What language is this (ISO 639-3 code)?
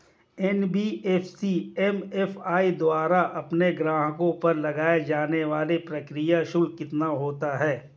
hin